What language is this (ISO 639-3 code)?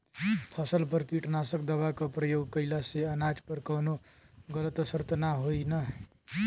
bho